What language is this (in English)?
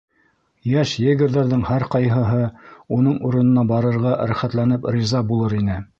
Bashkir